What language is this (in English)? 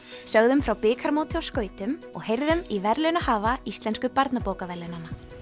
Icelandic